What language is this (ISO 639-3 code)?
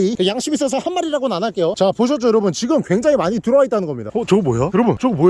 kor